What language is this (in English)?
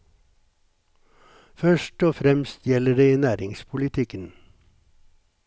Norwegian